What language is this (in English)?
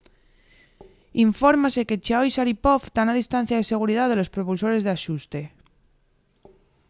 Asturian